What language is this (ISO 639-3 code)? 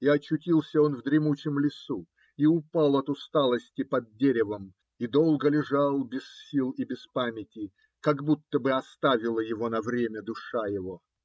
rus